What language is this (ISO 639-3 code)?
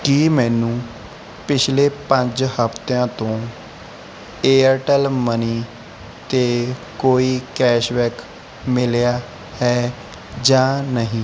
pan